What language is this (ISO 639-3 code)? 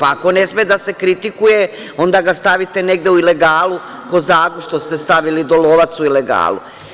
srp